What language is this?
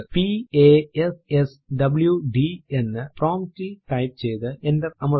Malayalam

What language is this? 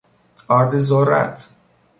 Persian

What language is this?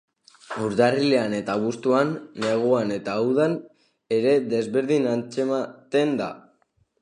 Basque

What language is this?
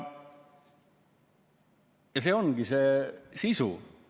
Estonian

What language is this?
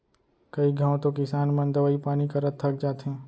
Chhattisgarhi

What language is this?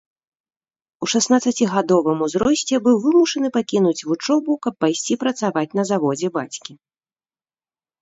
Belarusian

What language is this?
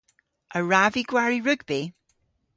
Cornish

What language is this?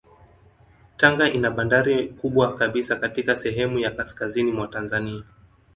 Swahili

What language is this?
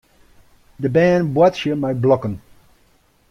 Western Frisian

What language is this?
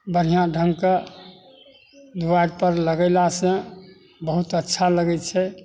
Maithili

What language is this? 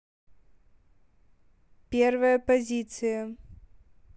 Russian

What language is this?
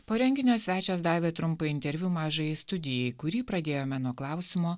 Lithuanian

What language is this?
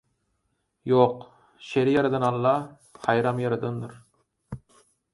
Turkmen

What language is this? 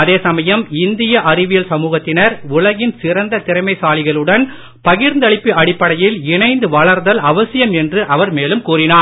Tamil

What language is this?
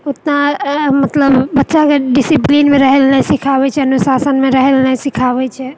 Maithili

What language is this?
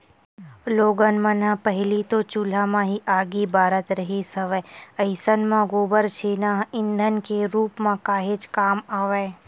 Chhattisgarhi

